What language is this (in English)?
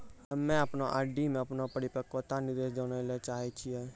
Maithili